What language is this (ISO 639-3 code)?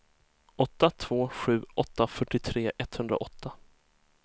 swe